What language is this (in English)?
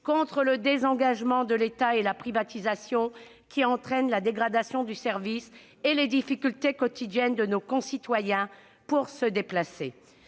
French